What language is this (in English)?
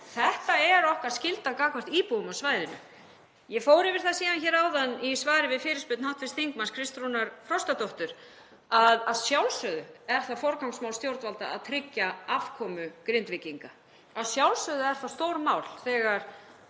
Icelandic